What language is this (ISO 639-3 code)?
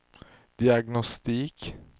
swe